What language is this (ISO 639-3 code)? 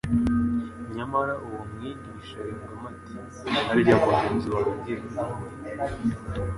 kin